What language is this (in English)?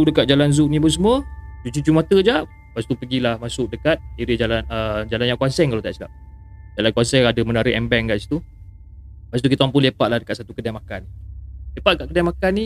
Malay